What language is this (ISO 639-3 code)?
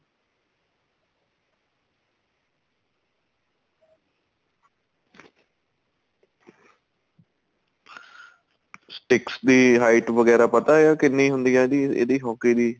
pan